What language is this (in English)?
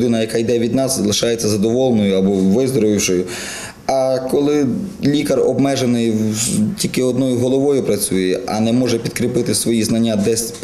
Ukrainian